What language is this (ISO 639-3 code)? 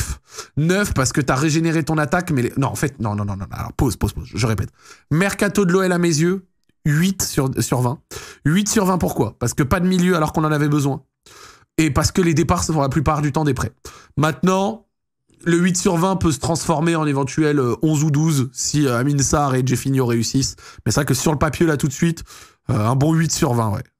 fra